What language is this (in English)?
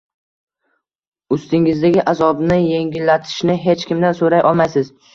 Uzbek